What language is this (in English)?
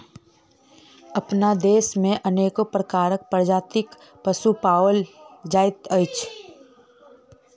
Maithili